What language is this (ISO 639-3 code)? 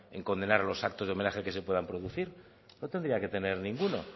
spa